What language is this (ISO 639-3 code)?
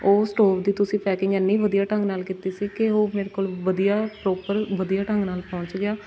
pan